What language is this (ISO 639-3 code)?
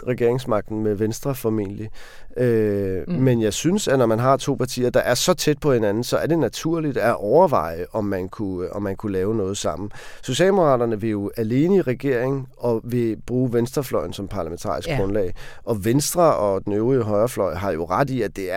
dan